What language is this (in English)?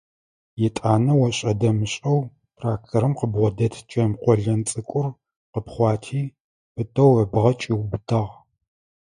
Adyghe